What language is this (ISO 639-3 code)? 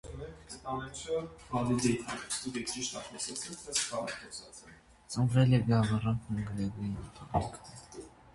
hye